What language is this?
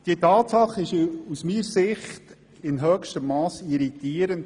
Swiss German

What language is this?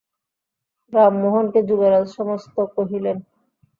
Bangla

